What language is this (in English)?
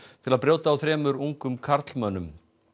Icelandic